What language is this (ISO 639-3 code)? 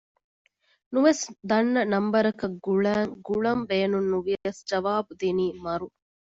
div